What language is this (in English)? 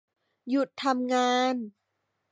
Thai